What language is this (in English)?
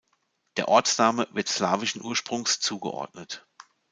German